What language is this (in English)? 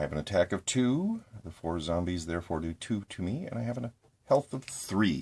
English